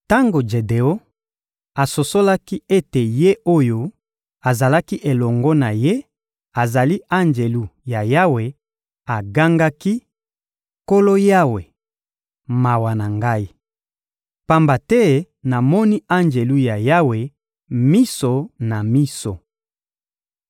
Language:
Lingala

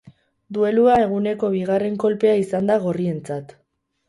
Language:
Basque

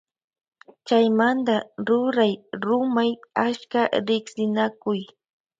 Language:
Loja Highland Quichua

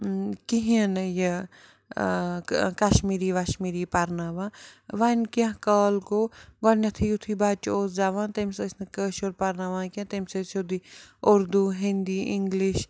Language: Kashmiri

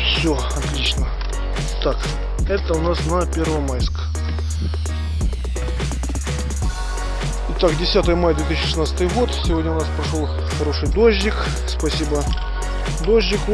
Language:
Russian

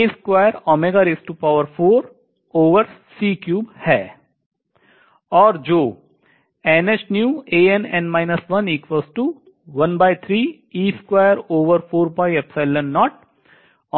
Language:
Hindi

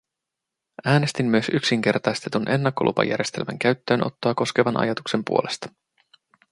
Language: Finnish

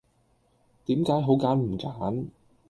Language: Cantonese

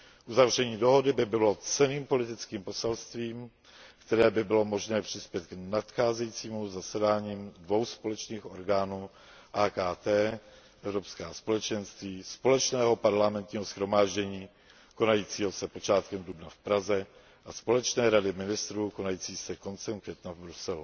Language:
Czech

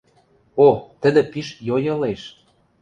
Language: Western Mari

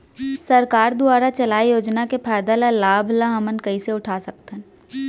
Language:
Chhattisgarhi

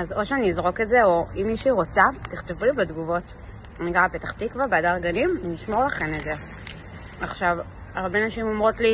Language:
Hebrew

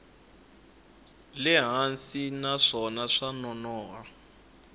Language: Tsonga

